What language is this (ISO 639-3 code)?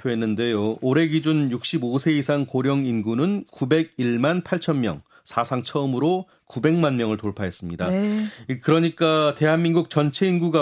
kor